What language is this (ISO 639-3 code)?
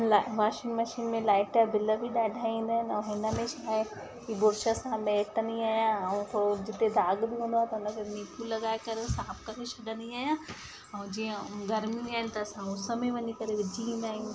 snd